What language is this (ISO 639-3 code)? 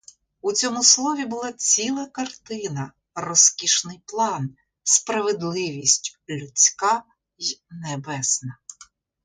ukr